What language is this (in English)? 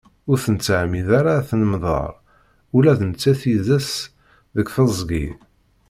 Kabyle